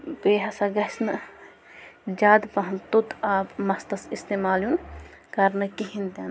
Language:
Kashmiri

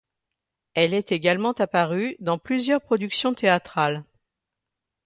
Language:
French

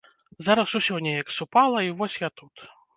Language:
Belarusian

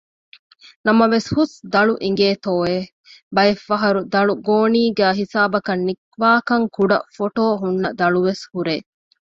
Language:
Divehi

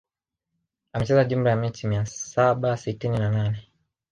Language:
Swahili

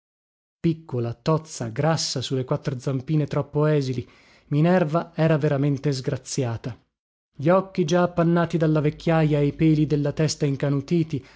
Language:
Italian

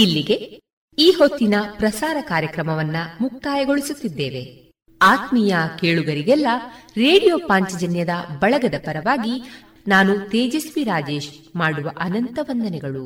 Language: Kannada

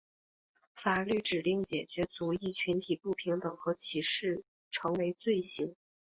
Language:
Chinese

